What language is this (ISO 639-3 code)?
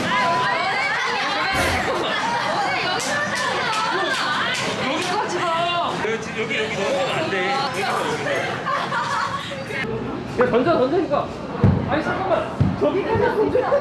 kor